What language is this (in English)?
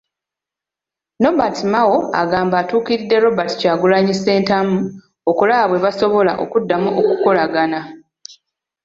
Ganda